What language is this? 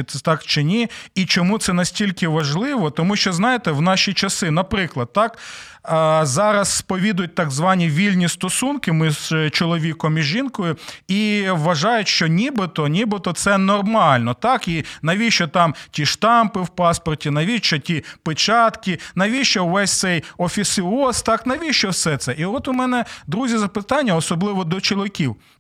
Ukrainian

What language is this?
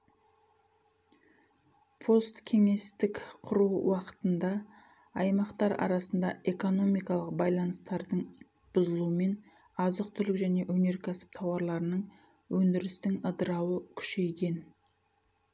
Kazakh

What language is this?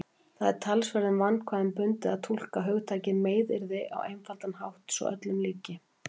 Icelandic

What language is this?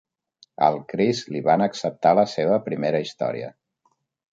Catalan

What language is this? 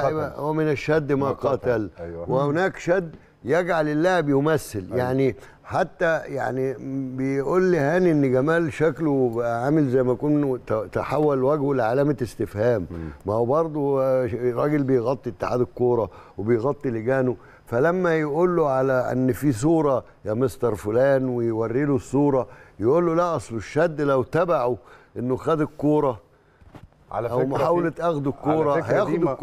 Arabic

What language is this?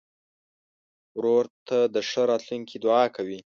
Pashto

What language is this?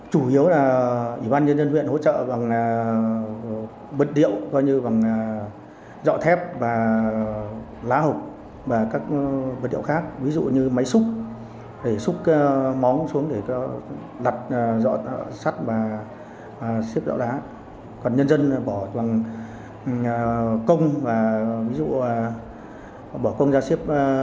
Vietnamese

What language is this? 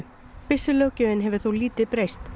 Icelandic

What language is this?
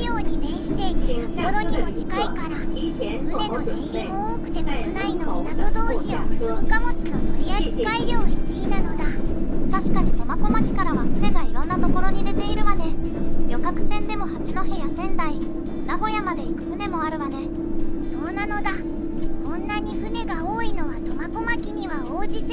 Japanese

